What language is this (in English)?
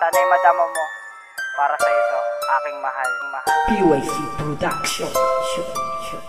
Filipino